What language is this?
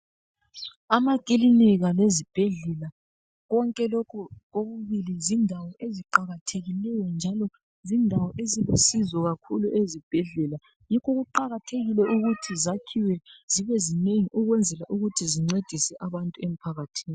North Ndebele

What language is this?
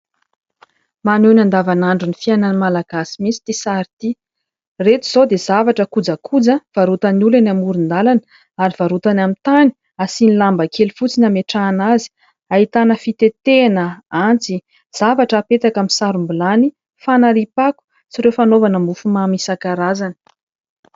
Malagasy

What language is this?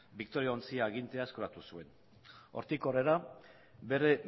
Basque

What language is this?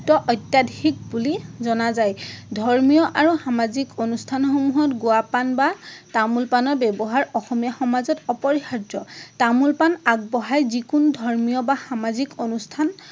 Assamese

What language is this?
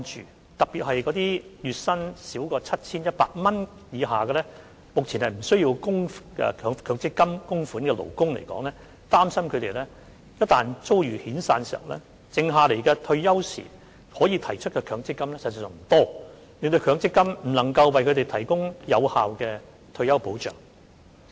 Cantonese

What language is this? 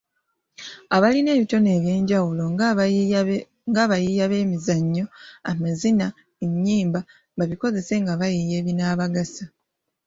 Ganda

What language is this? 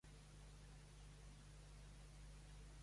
Catalan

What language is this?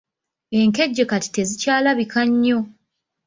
Ganda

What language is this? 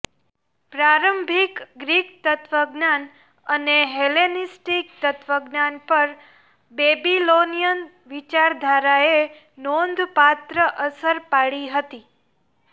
Gujarati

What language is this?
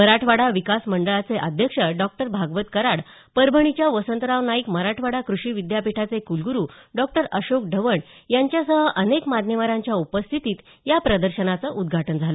Marathi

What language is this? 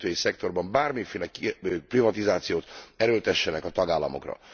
Hungarian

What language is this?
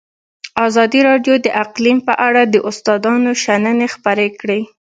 Pashto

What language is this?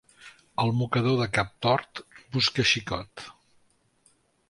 Catalan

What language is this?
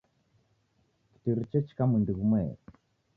Taita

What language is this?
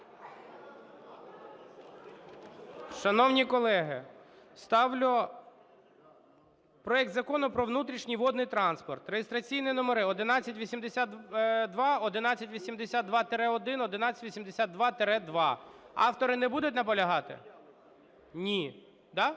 Ukrainian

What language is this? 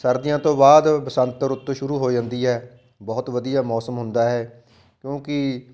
Punjabi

